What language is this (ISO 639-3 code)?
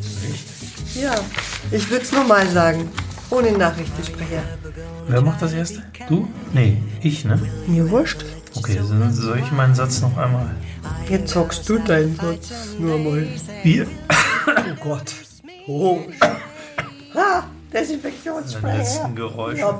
deu